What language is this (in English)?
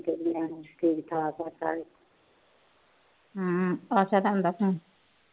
Punjabi